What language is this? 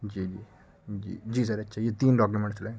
Urdu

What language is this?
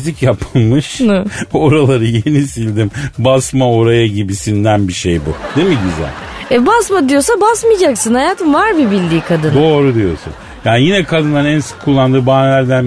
Turkish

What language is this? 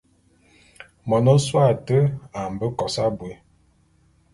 Bulu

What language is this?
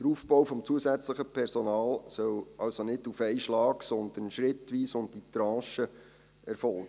Swiss German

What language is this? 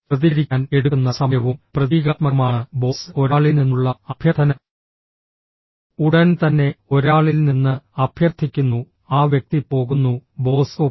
Malayalam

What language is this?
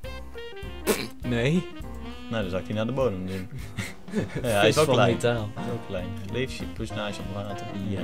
Dutch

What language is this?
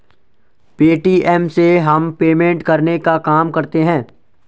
Hindi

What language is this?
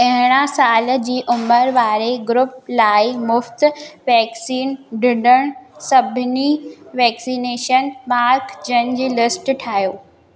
Sindhi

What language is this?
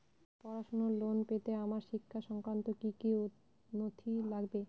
Bangla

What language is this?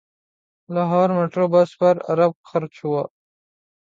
Urdu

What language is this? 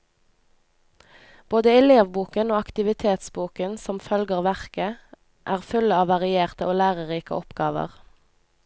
Norwegian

